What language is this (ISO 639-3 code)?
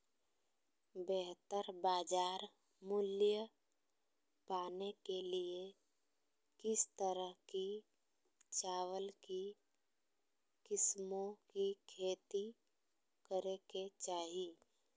mag